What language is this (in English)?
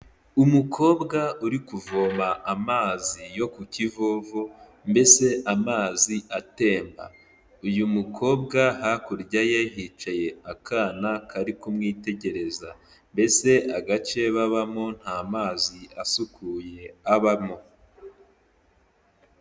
Kinyarwanda